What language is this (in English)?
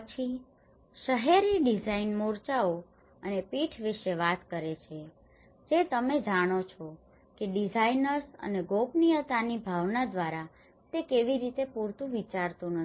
Gujarati